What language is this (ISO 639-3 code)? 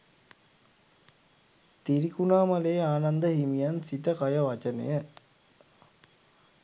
sin